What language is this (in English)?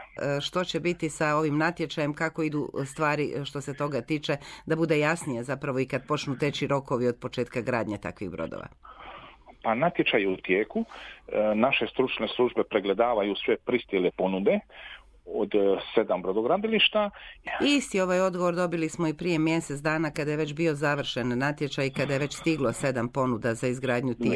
Croatian